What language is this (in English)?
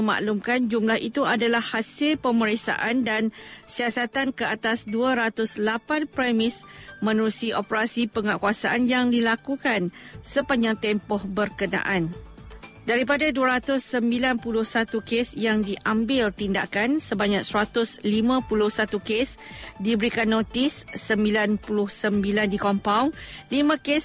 Malay